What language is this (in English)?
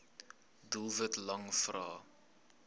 Afrikaans